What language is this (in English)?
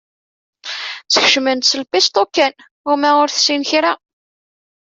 Kabyle